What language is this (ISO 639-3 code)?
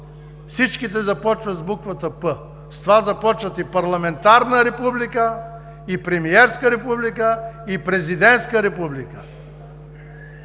bul